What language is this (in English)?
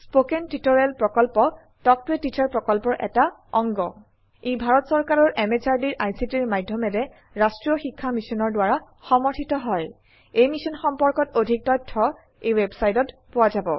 Assamese